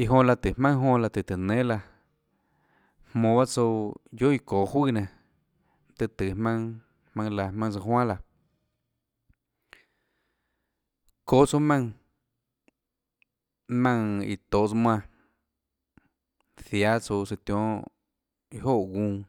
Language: Tlacoatzintepec Chinantec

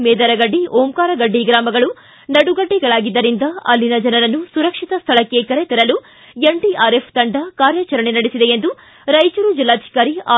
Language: Kannada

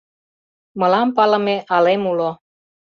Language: Mari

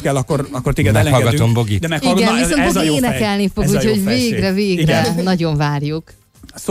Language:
Hungarian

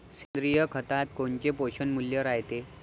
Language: Marathi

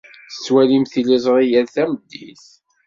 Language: Kabyle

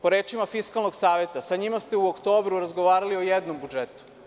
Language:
Serbian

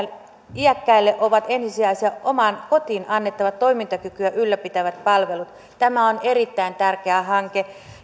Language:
Finnish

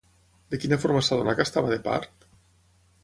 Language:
Catalan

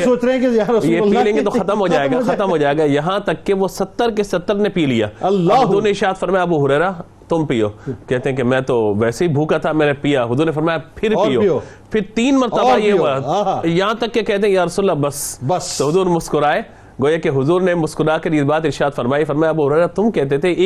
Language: Urdu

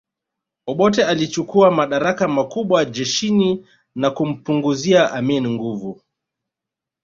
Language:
Swahili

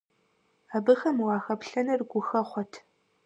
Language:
Kabardian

